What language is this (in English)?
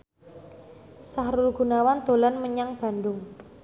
Javanese